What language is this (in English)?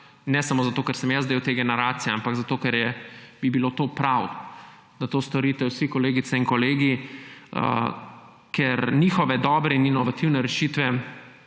Slovenian